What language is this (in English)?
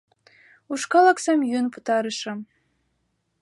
Mari